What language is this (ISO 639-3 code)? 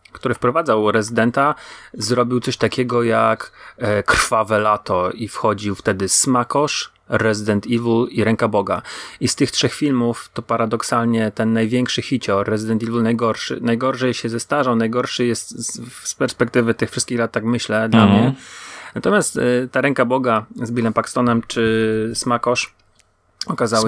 pol